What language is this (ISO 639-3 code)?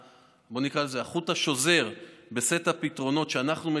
heb